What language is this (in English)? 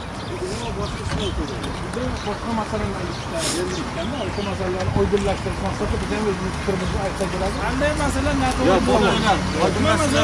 Turkish